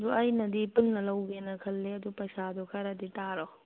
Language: Manipuri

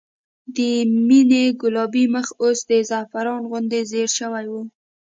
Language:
Pashto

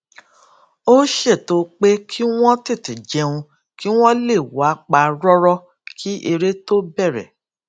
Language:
Yoruba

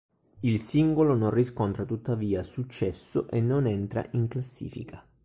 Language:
Italian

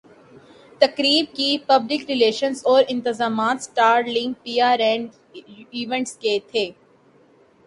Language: Urdu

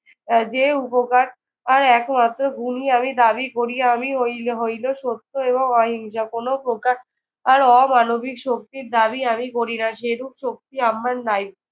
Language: Bangla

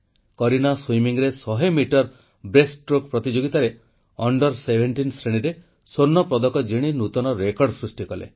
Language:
Odia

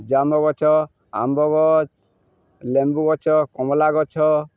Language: Odia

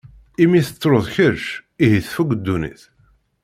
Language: Kabyle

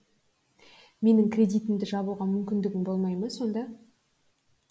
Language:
Kazakh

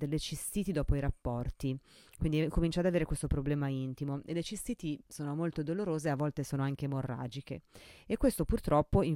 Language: Italian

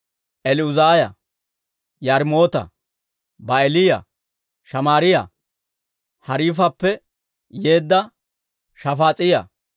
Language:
Dawro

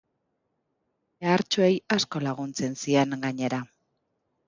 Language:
Basque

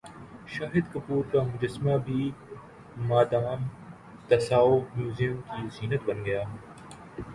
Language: Urdu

